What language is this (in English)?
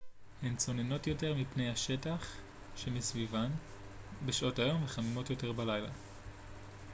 Hebrew